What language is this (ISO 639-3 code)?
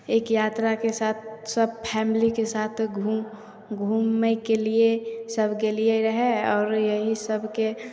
mai